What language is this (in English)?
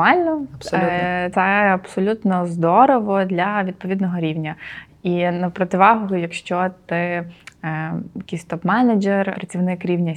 Ukrainian